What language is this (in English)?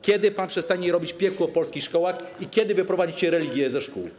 Polish